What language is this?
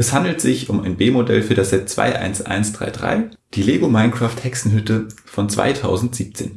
German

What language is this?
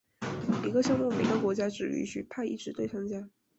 Chinese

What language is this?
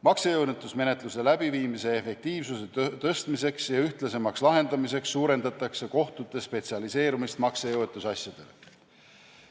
Estonian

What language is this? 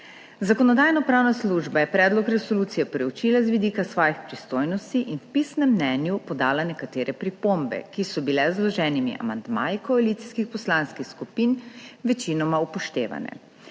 Slovenian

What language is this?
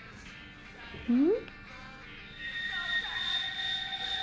Japanese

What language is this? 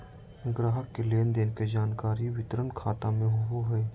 Magahi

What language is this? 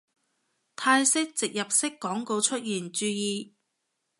Cantonese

